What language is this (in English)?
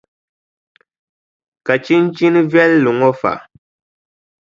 Dagbani